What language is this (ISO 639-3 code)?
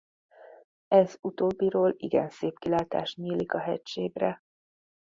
hun